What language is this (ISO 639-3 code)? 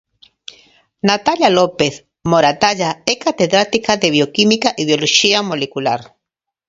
glg